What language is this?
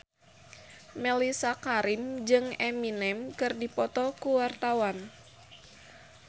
Sundanese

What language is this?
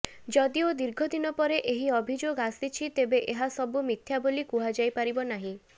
Odia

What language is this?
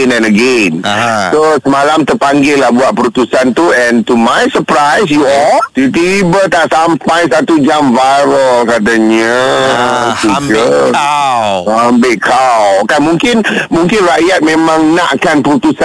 Malay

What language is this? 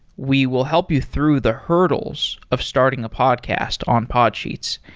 English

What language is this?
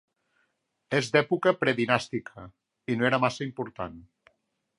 Catalan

